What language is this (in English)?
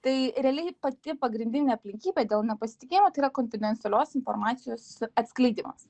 Lithuanian